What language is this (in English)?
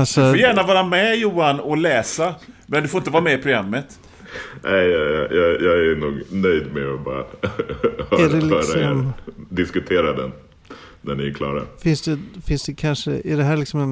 Swedish